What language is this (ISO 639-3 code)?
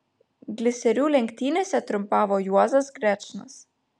lit